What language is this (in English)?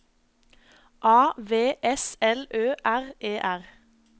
Norwegian